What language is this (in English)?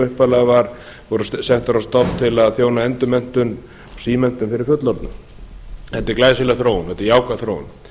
Icelandic